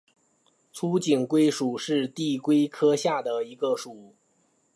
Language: Chinese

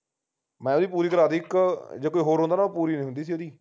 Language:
Punjabi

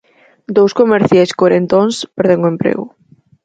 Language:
Galician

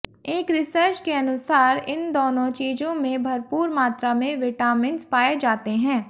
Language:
Hindi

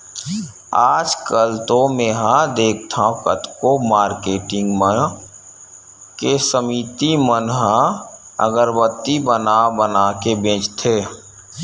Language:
Chhattisgarhi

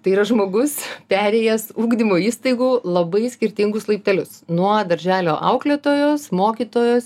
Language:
Lithuanian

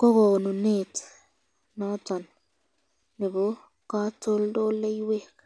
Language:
Kalenjin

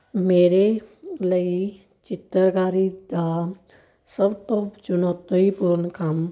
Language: Punjabi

